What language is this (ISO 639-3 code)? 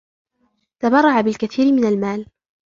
ara